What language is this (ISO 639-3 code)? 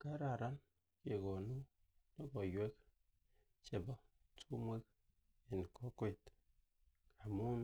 kln